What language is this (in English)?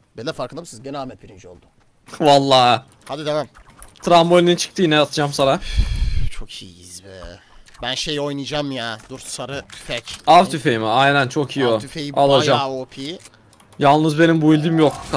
Turkish